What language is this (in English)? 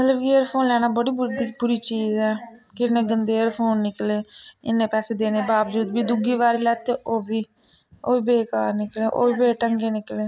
Dogri